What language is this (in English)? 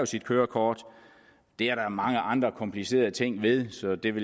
Danish